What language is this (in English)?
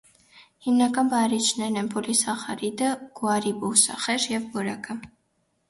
Armenian